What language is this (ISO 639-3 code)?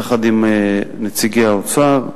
heb